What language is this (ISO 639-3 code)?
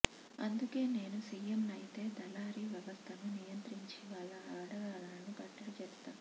tel